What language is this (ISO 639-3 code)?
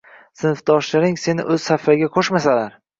uzb